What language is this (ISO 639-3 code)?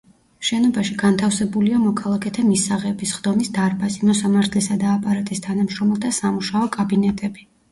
kat